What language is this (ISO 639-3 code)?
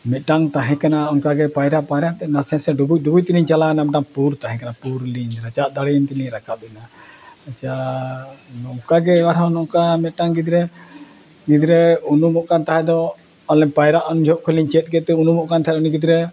sat